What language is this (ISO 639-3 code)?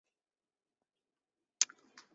zho